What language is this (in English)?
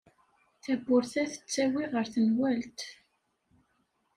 Kabyle